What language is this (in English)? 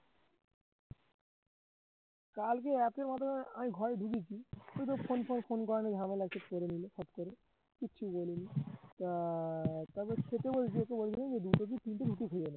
Bangla